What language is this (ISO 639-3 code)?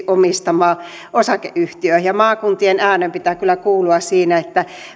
fin